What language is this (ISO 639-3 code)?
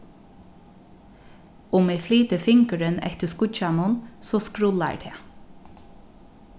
fao